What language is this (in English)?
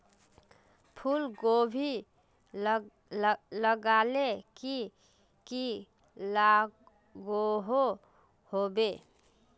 Magahi